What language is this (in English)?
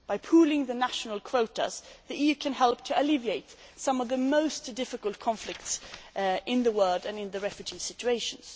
English